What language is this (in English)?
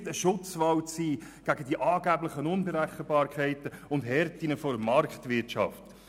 Swiss German